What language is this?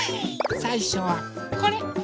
Japanese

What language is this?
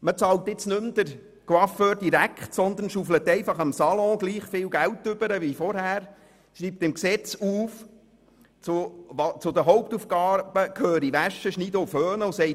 Swiss German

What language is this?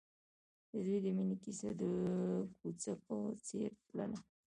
Pashto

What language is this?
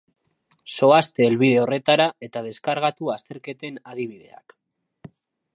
Basque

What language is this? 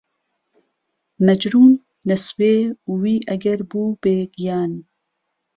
Central Kurdish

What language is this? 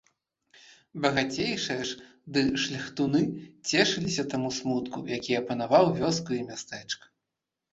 Belarusian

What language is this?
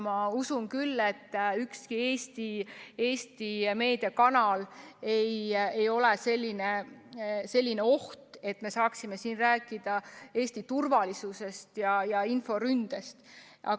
Estonian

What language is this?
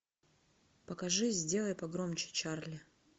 Russian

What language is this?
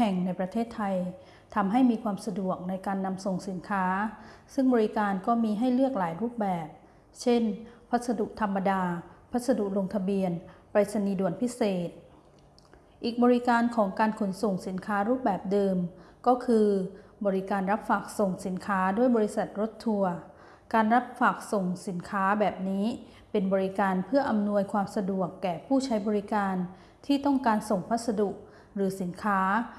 Thai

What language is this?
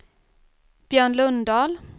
Swedish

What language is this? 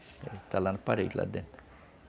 Portuguese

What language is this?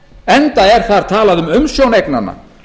Icelandic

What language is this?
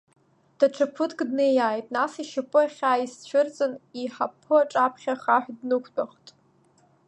Abkhazian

